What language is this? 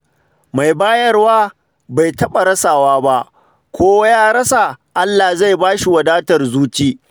Hausa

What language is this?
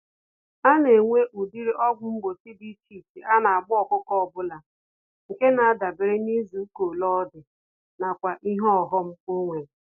Igbo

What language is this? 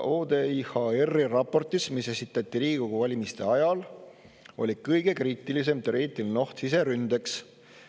Estonian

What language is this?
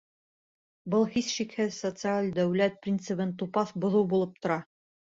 Bashkir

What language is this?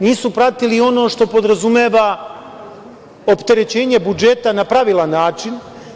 Serbian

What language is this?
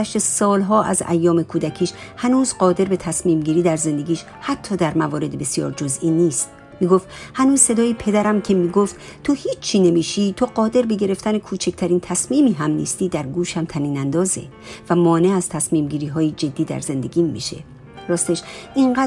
Persian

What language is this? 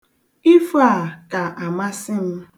Igbo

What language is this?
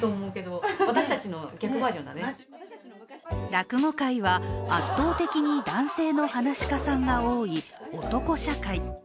Japanese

